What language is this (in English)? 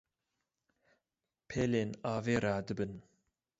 Kurdish